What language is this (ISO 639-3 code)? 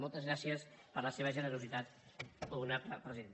cat